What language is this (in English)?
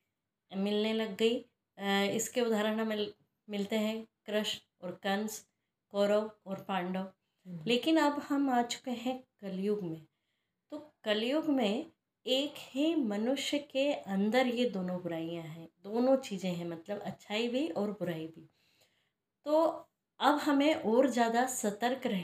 Hindi